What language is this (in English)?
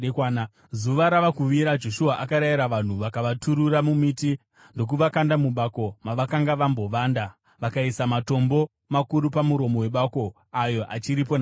Shona